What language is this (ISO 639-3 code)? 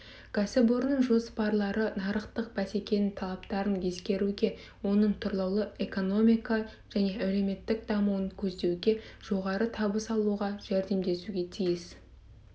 kaz